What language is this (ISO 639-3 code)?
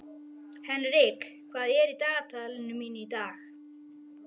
isl